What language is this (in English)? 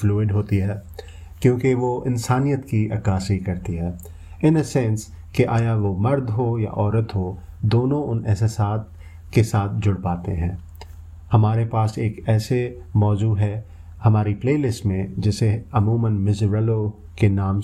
Urdu